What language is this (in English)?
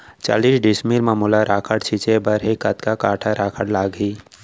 Chhattisgarhi